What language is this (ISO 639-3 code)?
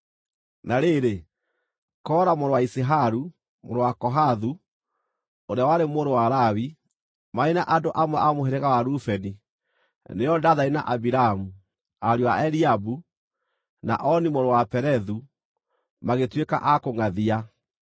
kik